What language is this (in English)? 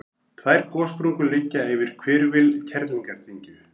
Icelandic